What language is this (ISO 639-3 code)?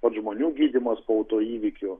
lit